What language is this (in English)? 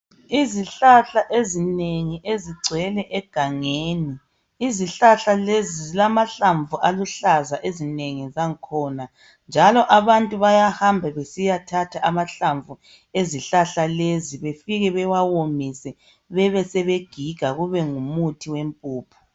North Ndebele